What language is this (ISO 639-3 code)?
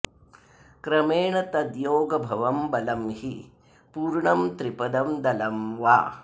san